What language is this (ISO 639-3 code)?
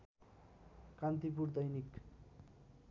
nep